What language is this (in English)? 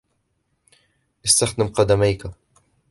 Arabic